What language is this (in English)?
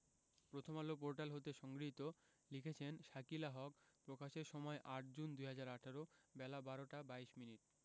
Bangla